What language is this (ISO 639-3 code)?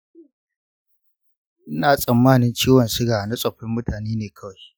hau